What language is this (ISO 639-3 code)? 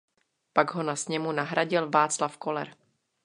ces